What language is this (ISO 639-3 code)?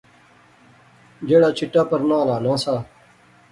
phr